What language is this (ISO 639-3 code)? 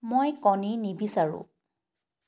asm